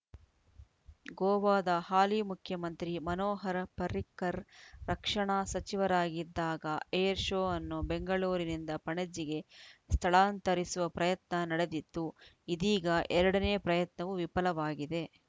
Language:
Kannada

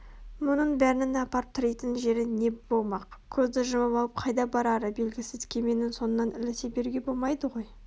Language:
Kazakh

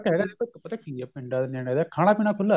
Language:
Punjabi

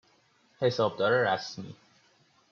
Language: Persian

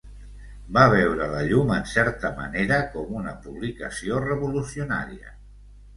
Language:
Catalan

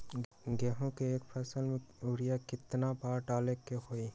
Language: Magahi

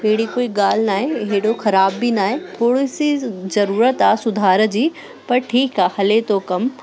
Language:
Sindhi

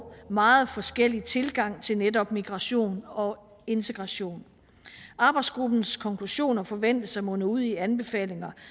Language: Danish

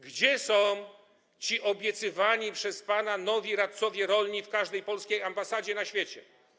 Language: Polish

